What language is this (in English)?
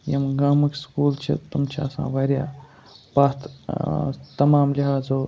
Kashmiri